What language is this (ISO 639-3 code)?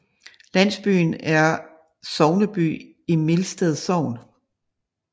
dan